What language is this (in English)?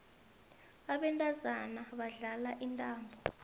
South Ndebele